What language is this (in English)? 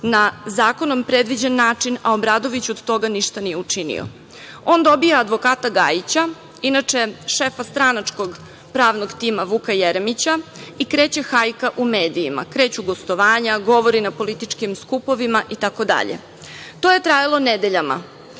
Serbian